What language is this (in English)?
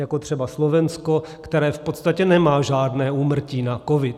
Czech